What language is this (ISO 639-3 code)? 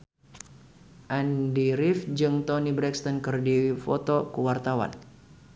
sun